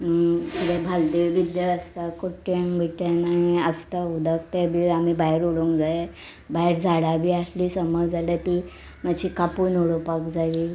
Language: Konkani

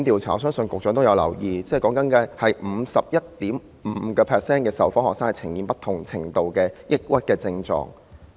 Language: Cantonese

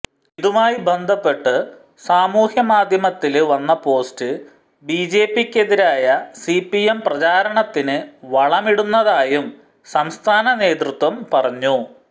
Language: Malayalam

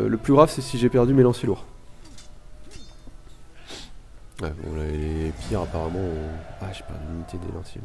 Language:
French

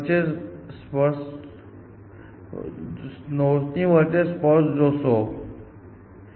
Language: Gujarati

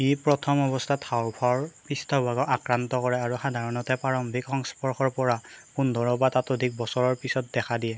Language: Assamese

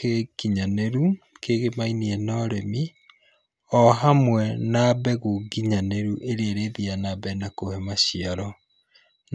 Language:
Kikuyu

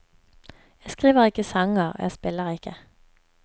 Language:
Norwegian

